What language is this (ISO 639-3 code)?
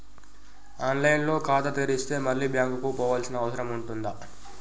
tel